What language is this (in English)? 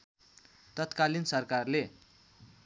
Nepali